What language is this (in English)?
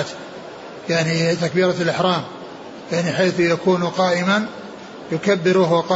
Arabic